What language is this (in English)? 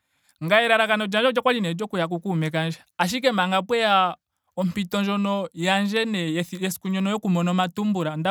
Ndonga